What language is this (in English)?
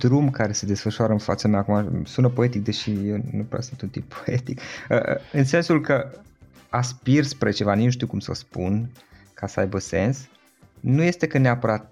Romanian